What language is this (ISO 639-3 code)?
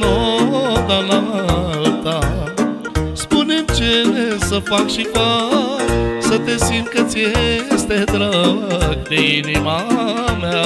ron